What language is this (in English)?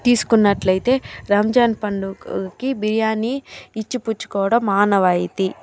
Telugu